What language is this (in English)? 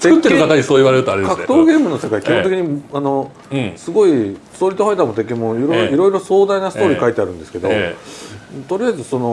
Japanese